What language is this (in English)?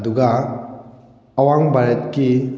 Manipuri